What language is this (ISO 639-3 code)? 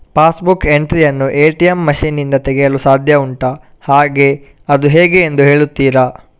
kan